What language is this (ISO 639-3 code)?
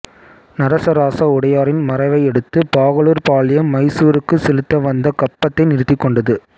tam